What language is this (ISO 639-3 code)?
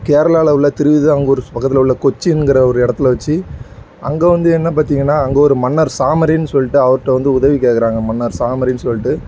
tam